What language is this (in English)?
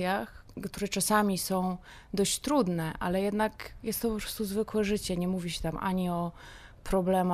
Polish